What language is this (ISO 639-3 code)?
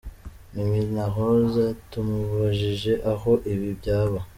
kin